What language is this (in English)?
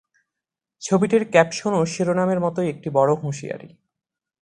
Bangla